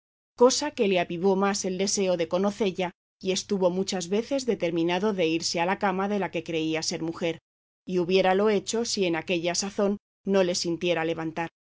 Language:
Spanish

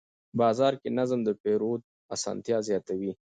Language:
Pashto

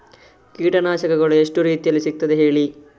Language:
Kannada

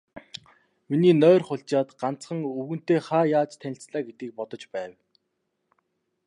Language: Mongolian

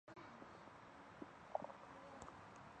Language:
Chinese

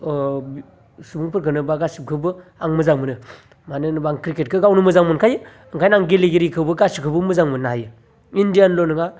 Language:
Bodo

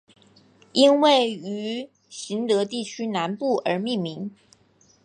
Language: Chinese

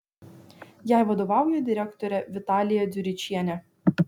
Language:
Lithuanian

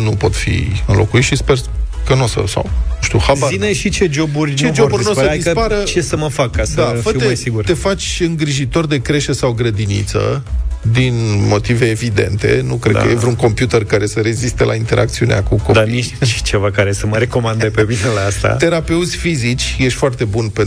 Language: Romanian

